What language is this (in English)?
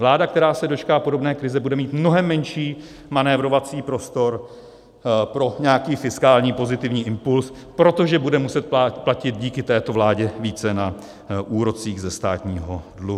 Czech